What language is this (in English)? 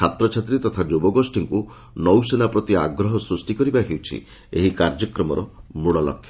Odia